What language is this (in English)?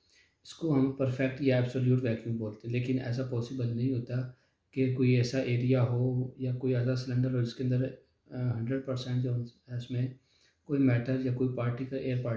Hindi